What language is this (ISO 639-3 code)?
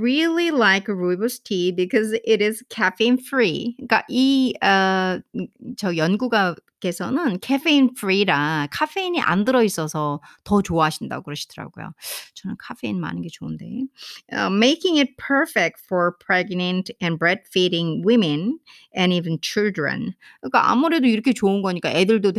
kor